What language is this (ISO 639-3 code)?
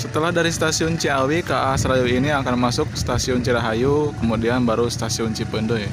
ind